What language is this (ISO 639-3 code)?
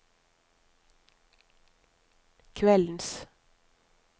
nor